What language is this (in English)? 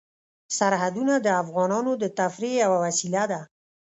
Pashto